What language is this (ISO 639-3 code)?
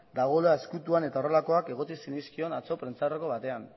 eus